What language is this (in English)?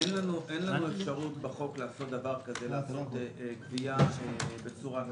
Hebrew